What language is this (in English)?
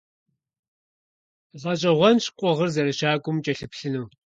Kabardian